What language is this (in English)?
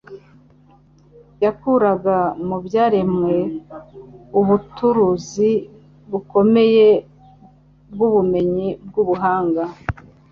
Kinyarwanda